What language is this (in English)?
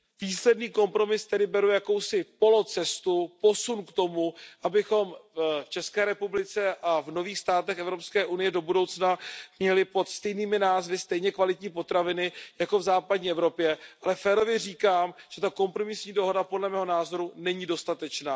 Czech